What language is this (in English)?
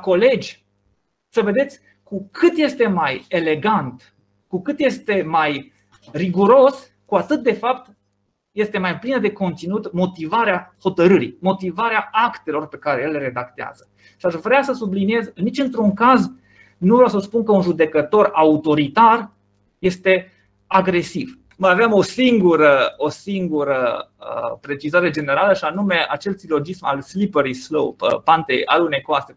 Romanian